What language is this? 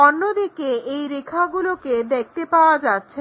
Bangla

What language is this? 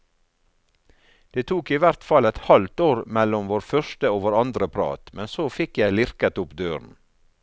Norwegian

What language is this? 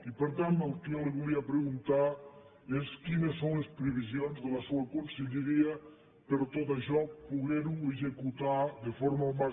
Catalan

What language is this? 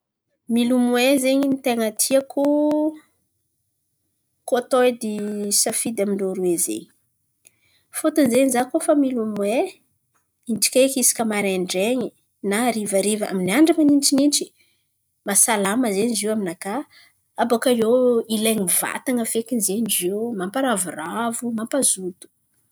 Antankarana Malagasy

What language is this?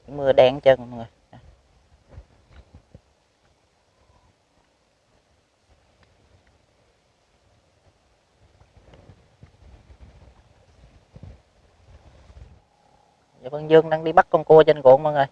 Vietnamese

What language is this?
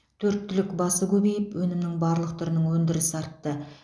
Kazakh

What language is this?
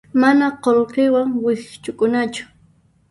Puno Quechua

